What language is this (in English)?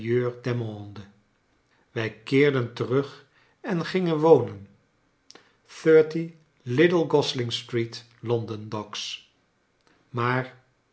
Dutch